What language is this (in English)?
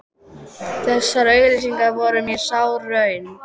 Icelandic